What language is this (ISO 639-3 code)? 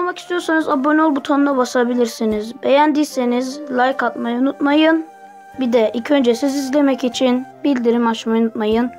tur